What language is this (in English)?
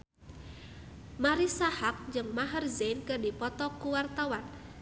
Sundanese